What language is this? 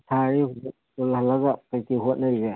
Manipuri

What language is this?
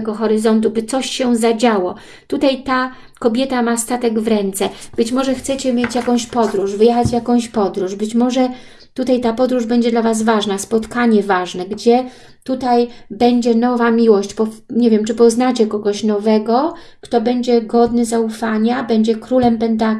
Polish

